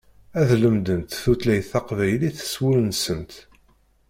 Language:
Kabyle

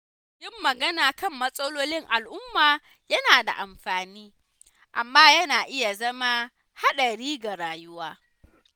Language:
Hausa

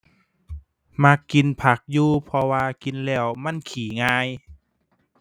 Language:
Thai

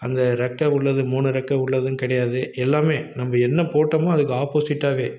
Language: Tamil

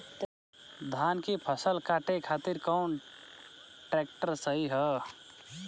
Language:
Bhojpuri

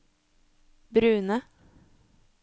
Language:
Norwegian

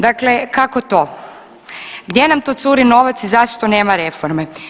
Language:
Croatian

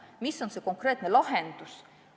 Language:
Estonian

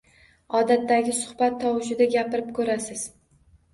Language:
Uzbek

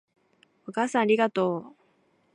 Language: Japanese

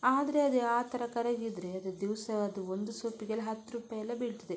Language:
Kannada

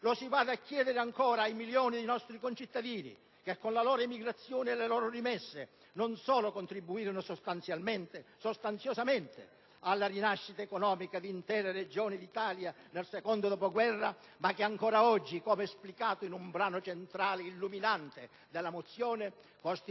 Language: Italian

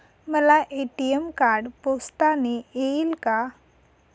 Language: Marathi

